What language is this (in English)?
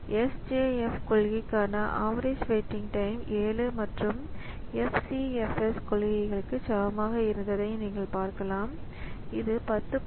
Tamil